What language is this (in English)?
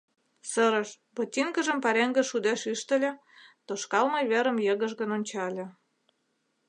Mari